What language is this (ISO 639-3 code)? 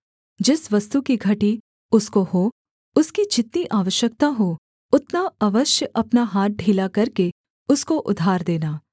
hin